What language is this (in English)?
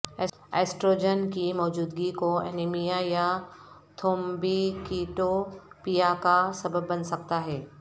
Urdu